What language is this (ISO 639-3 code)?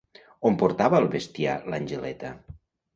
cat